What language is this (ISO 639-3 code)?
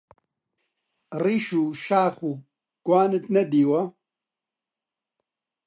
ckb